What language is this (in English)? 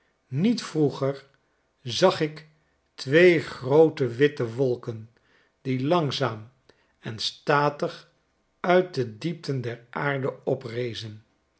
Dutch